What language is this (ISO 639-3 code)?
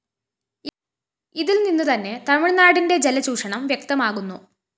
mal